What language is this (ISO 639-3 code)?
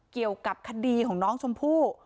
tha